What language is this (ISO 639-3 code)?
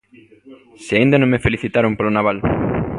glg